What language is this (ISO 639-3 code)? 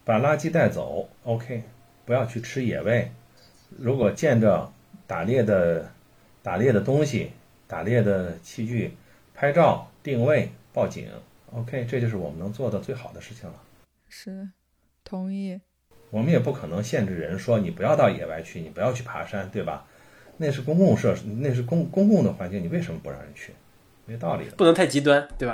zho